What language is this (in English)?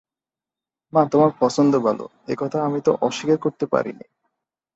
Bangla